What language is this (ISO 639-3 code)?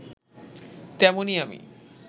ben